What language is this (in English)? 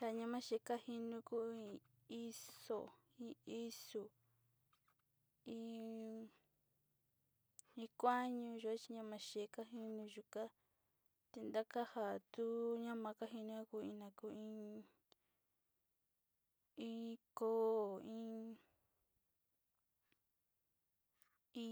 Sinicahua Mixtec